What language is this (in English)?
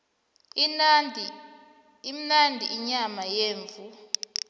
South Ndebele